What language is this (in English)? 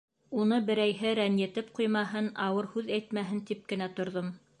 Bashkir